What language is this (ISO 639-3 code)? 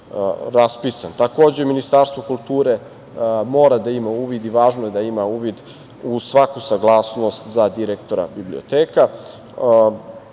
srp